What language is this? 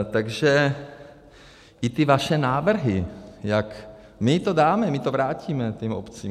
Czech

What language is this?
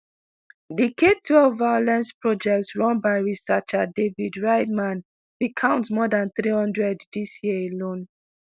Nigerian Pidgin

